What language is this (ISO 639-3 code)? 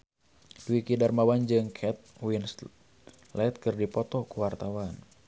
sun